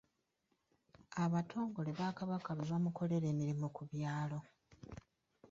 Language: Ganda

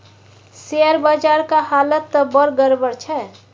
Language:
Maithili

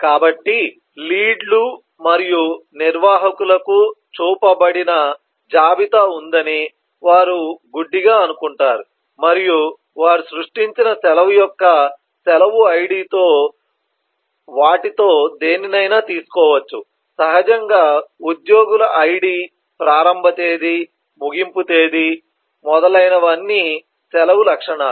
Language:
Telugu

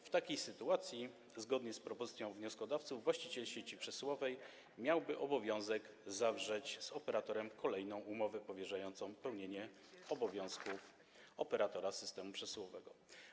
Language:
Polish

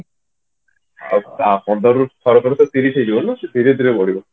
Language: Odia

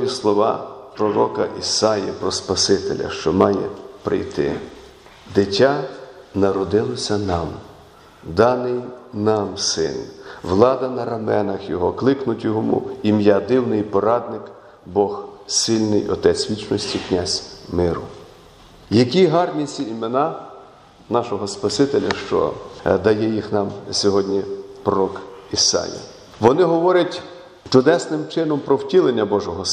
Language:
Ukrainian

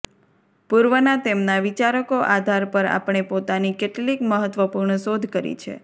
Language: Gujarati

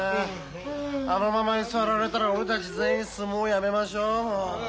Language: Japanese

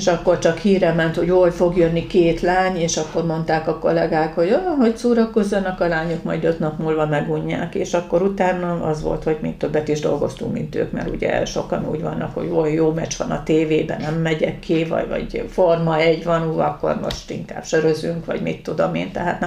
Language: Hungarian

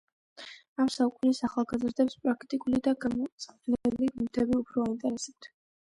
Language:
Georgian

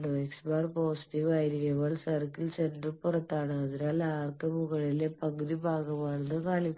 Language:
Malayalam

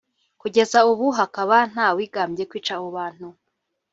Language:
Kinyarwanda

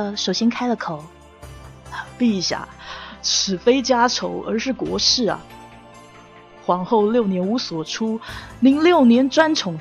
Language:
Chinese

